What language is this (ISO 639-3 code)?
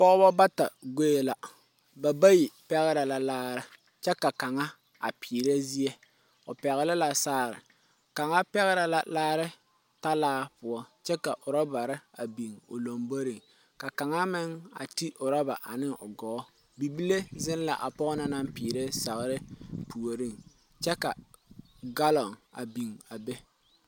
dga